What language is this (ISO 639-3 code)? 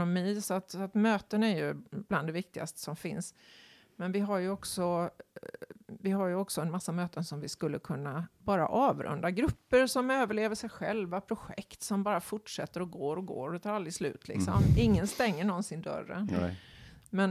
swe